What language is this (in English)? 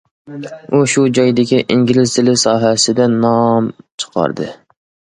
Uyghur